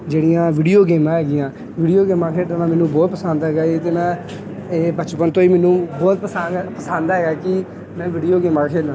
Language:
Punjabi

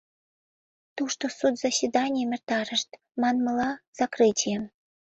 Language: Mari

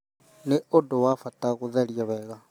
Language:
Kikuyu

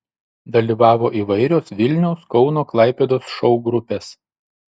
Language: Lithuanian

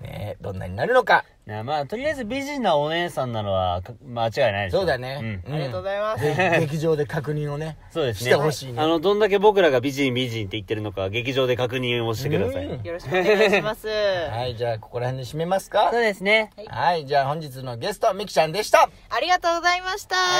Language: Japanese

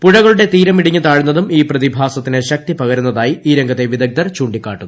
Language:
Malayalam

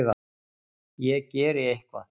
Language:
Icelandic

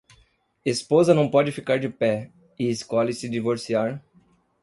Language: Portuguese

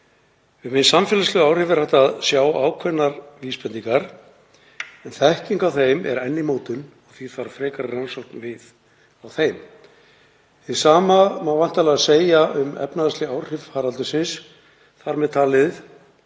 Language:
Icelandic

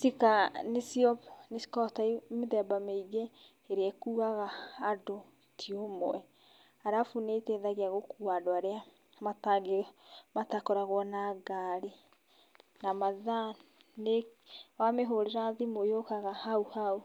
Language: Kikuyu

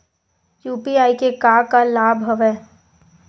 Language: Chhattisgarhi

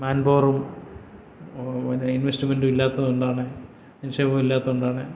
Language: Malayalam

